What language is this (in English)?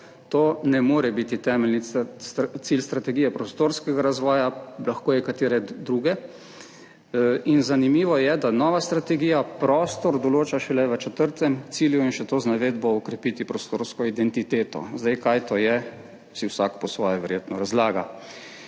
Slovenian